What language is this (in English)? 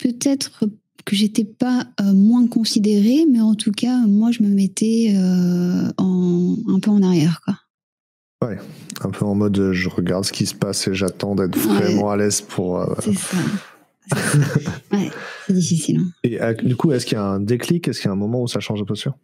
French